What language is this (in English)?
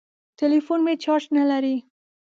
Pashto